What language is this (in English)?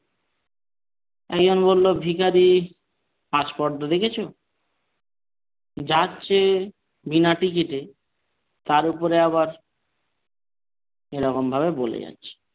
Bangla